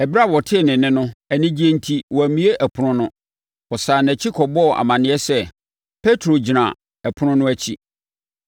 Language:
Akan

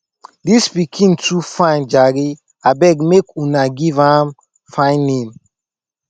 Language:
Nigerian Pidgin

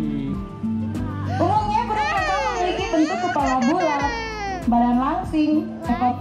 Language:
Indonesian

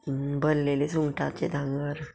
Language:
Konkani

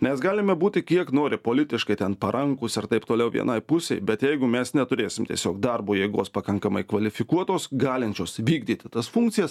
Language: Lithuanian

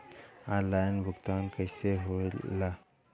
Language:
Bhojpuri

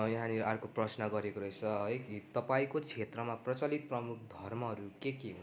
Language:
Nepali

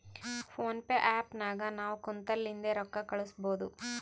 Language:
Kannada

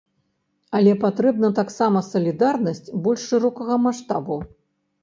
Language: Belarusian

